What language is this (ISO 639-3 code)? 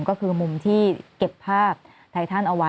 tha